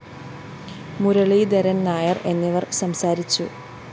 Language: Malayalam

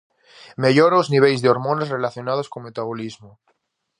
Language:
Galician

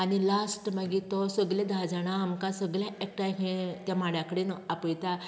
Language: Konkani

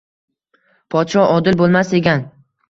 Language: Uzbek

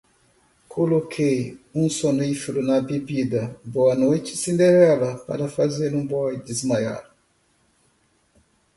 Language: Portuguese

